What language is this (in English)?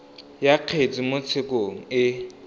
Tswana